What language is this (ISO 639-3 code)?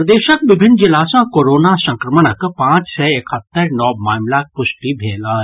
mai